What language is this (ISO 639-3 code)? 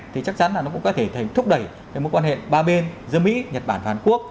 vie